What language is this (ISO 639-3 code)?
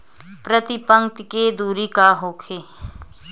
bho